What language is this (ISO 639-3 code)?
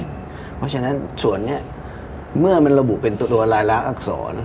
tha